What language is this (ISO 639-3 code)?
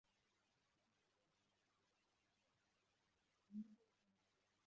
kin